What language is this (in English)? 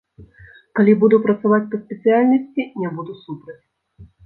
Belarusian